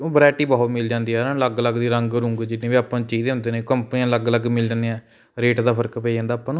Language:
Punjabi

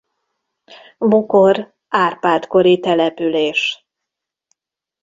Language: Hungarian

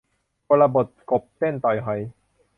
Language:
Thai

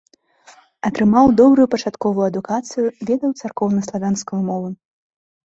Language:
Belarusian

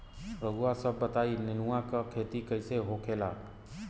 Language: Bhojpuri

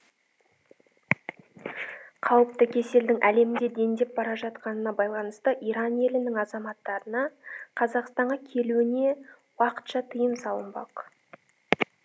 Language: Kazakh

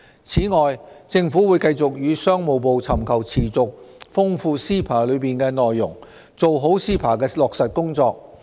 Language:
Cantonese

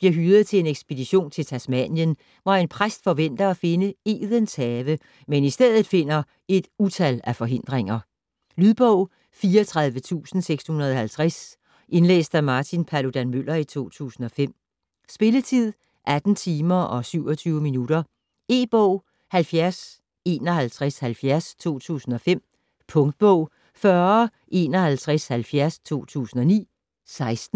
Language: Danish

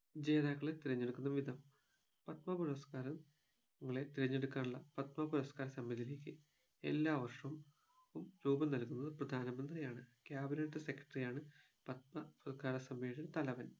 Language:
Malayalam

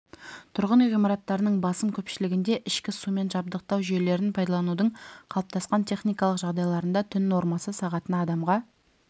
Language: Kazakh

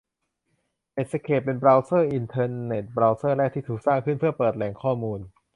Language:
Thai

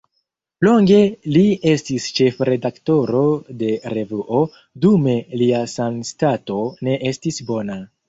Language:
Esperanto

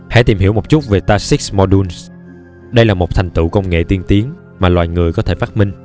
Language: Vietnamese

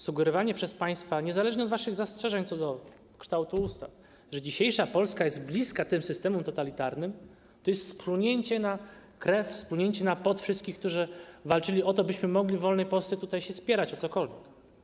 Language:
Polish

